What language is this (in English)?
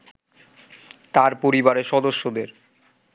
Bangla